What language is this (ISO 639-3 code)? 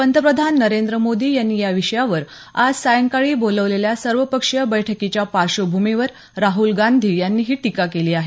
mar